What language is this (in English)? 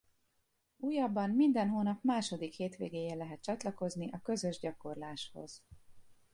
Hungarian